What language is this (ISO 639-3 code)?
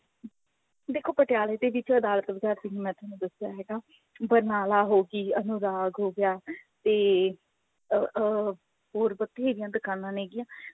pan